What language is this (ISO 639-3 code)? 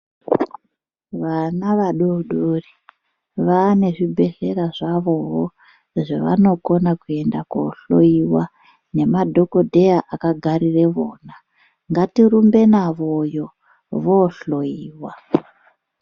ndc